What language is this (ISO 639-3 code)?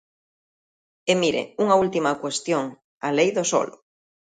glg